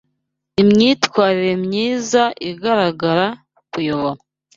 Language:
Kinyarwanda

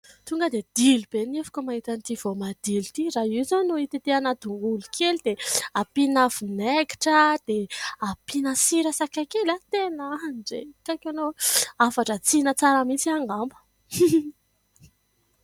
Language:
Malagasy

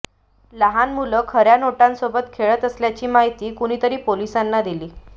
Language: Marathi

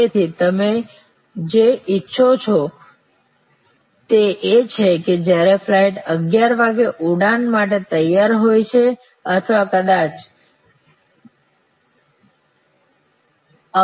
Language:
Gujarati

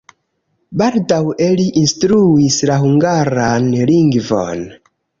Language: Esperanto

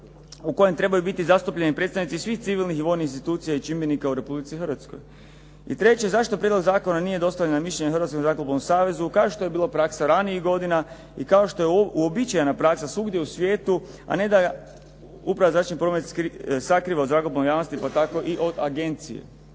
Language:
Croatian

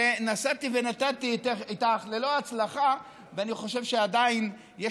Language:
Hebrew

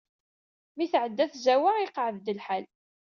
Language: Kabyle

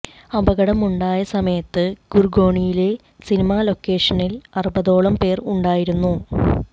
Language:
Malayalam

